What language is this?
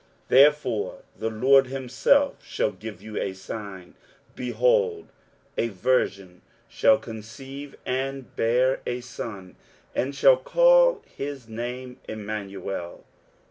English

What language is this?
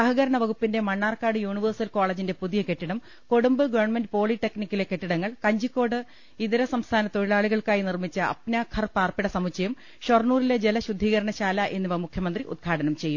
Malayalam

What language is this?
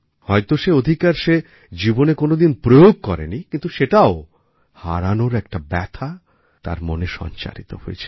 Bangla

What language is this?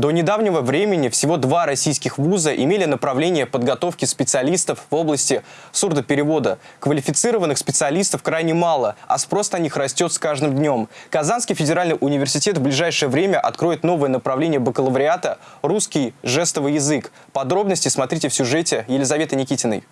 Russian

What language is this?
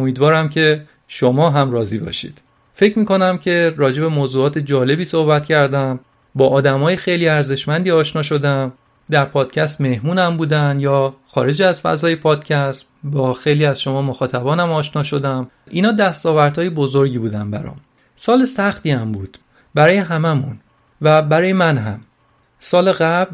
Persian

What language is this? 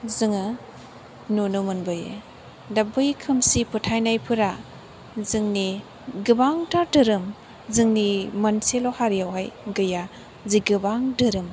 Bodo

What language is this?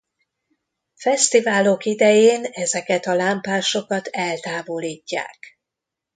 Hungarian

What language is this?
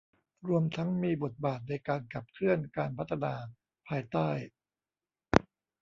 Thai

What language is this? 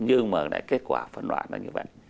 Vietnamese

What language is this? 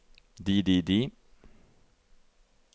Norwegian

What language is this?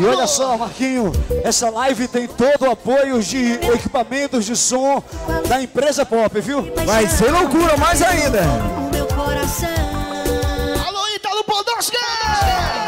Portuguese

